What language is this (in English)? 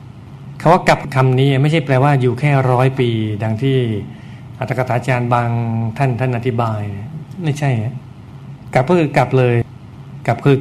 Thai